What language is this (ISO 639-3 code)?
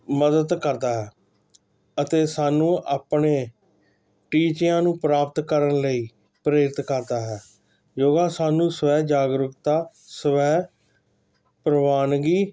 pan